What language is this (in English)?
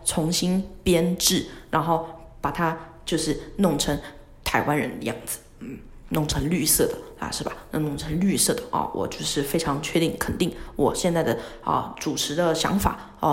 Chinese